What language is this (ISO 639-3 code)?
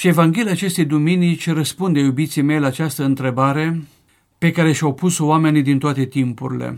ron